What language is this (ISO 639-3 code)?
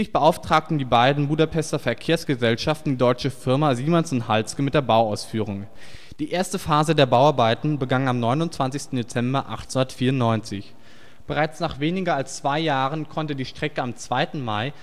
deu